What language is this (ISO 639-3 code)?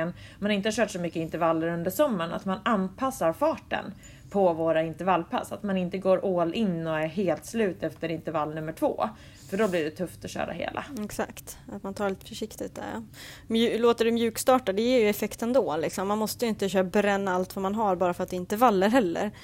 swe